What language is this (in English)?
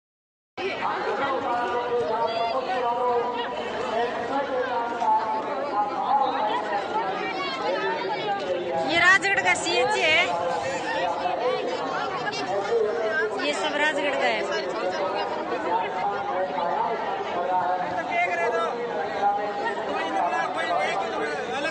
Italian